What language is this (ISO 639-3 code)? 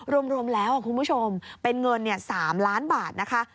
tha